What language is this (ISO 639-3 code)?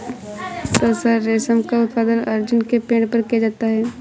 hin